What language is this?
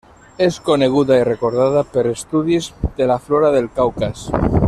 Catalan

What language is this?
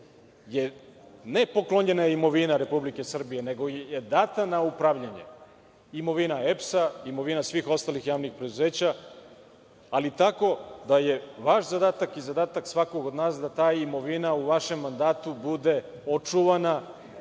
Serbian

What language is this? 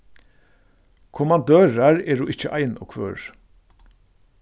Faroese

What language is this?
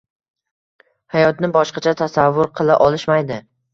Uzbek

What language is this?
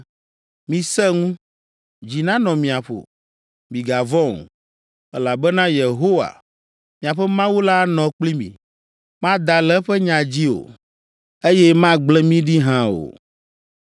Ewe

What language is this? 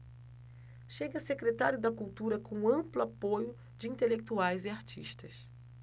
Portuguese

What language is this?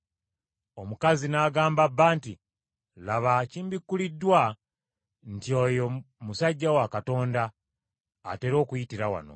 Ganda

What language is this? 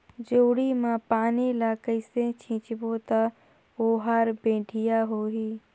Chhattisgarhi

